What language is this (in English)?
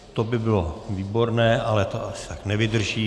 Czech